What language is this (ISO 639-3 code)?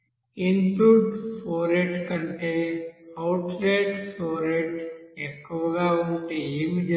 tel